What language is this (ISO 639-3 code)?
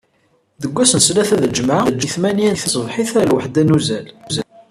kab